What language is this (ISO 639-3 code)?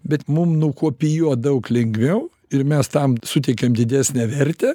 lit